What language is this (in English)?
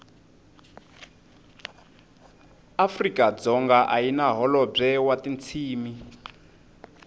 Tsonga